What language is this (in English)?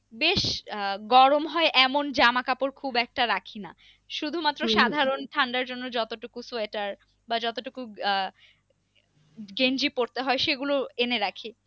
Bangla